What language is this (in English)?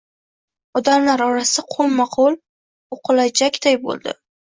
Uzbek